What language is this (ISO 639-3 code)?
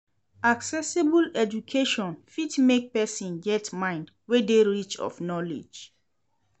pcm